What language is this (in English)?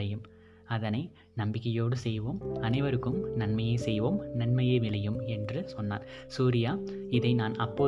Tamil